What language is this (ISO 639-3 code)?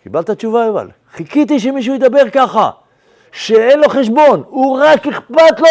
heb